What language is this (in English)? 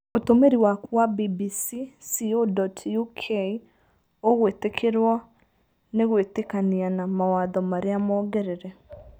Kikuyu